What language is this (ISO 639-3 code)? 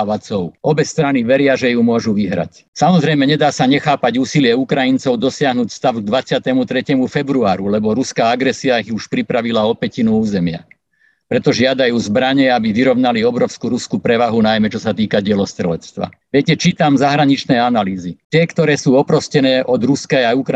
slk